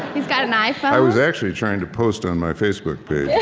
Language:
English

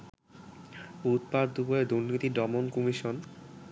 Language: Bangla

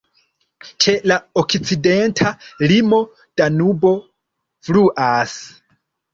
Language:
Esperanto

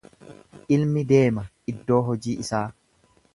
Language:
Oromo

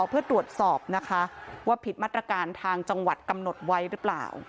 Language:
Thai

